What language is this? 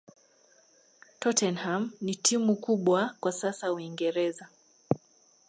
Swahili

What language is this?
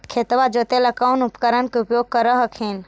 Magahi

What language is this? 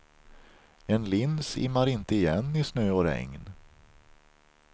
Swedish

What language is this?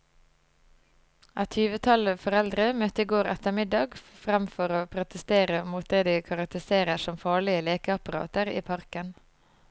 Norwegian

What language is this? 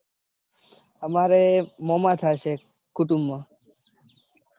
Gujarati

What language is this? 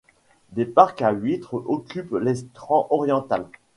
French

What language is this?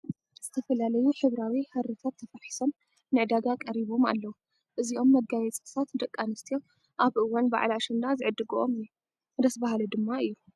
Tigrinya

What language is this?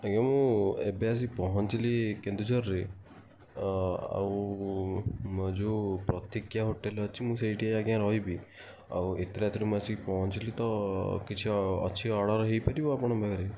Odia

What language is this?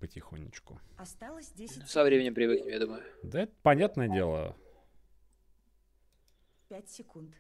Russian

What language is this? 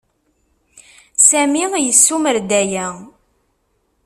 Kabyle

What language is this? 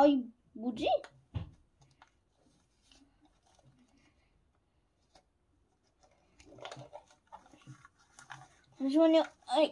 Korean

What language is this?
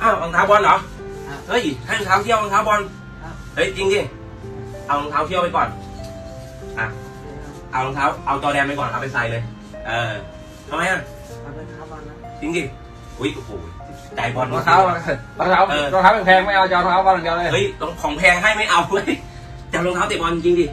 Thai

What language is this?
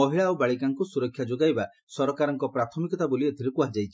Odia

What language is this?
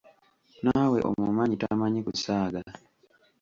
Ganda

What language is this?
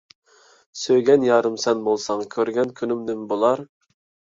Uyghur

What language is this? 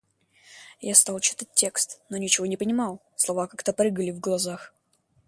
Russian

